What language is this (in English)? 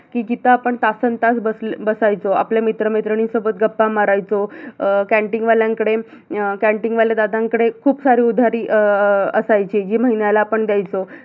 Marathi